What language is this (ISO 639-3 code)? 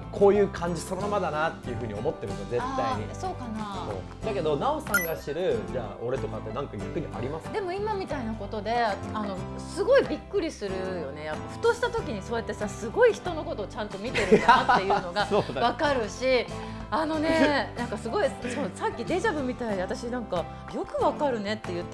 jpn